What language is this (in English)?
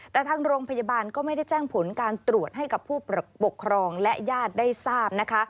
Thai